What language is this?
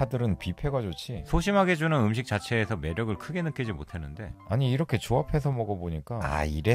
Korean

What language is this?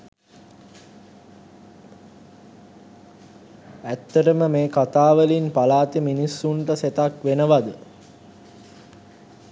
Sinhala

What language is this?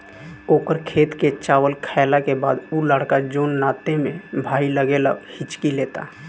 Bhojpuri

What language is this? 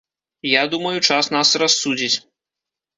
Belarusian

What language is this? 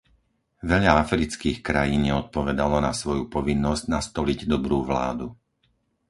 Slovak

